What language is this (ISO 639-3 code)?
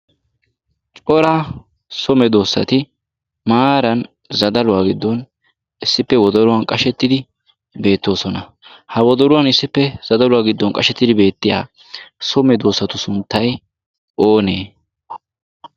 wal